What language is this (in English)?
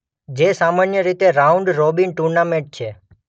Gujarati